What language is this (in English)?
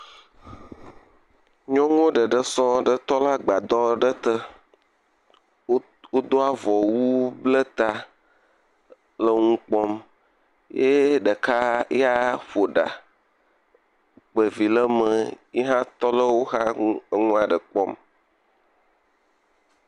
Ewe